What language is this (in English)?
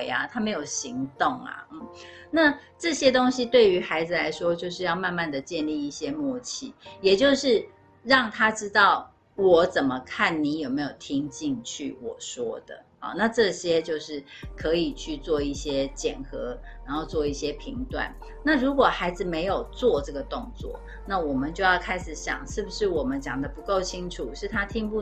Chinese